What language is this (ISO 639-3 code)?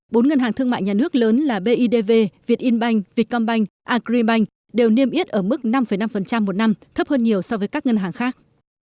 vie